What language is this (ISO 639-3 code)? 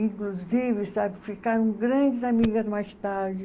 por